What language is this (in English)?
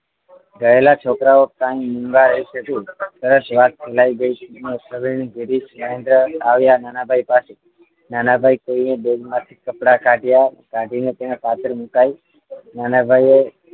Gujarati